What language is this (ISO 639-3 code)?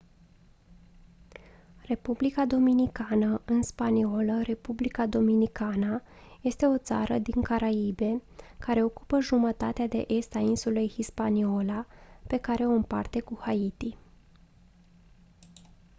ron